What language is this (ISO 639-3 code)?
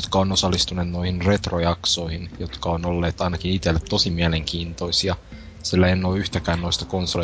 fin